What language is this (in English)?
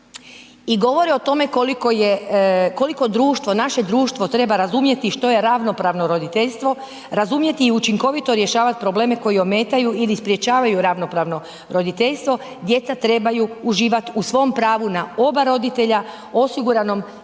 Croatian